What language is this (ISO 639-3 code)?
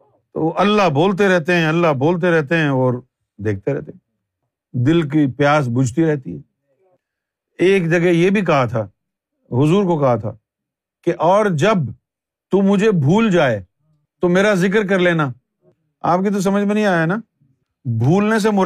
urd